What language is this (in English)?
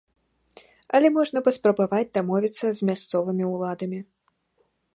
Belarusian